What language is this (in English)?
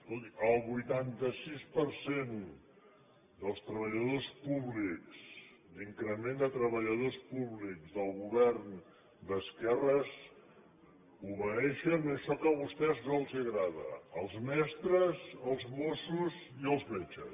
Catalan